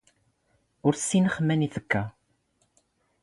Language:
Standard Moroccan Tamazight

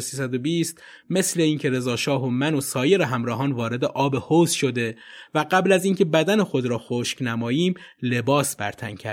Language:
Persian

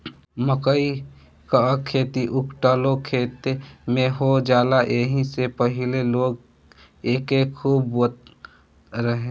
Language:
Bhojpuri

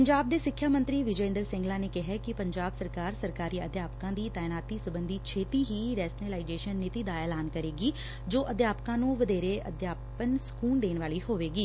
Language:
Punjabi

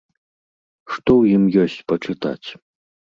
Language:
Belarusian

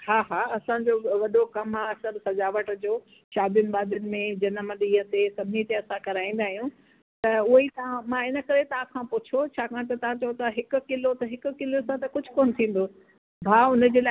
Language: Sindhi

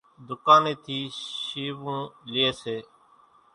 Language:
Kachi Koli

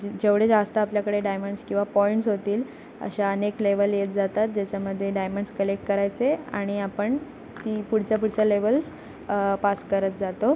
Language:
Marathi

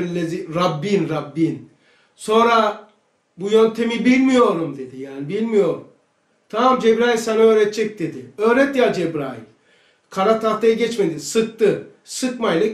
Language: Turkish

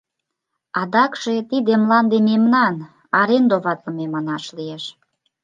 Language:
Mari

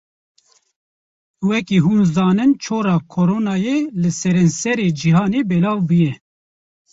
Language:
Kurdish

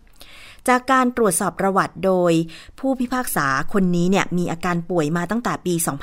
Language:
Thai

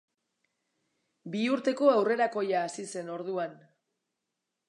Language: Basque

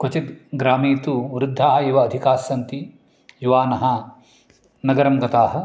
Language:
Sanskrit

